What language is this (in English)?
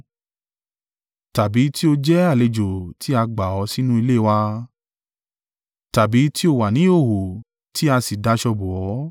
Yoruba